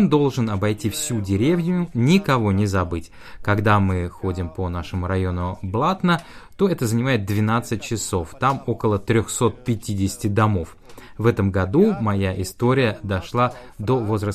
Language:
Russian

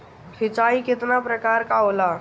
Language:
Bhojpuri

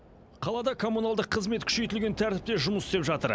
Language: Kazakh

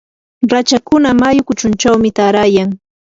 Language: Yanahuanca Pasco Quechua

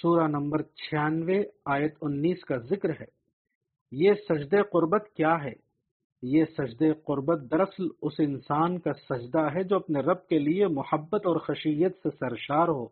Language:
Urdu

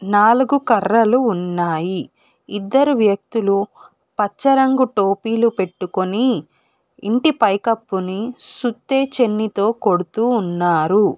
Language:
Telugu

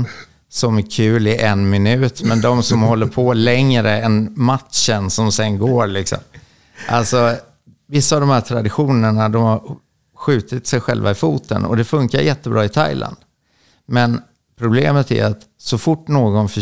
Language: Swedish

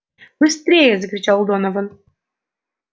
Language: Russian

